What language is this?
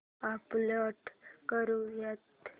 Marathi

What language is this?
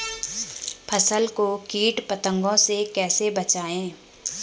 Hindi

